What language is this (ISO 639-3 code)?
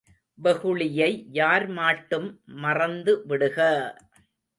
tam